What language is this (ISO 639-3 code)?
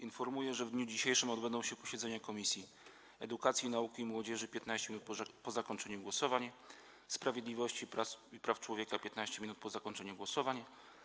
pol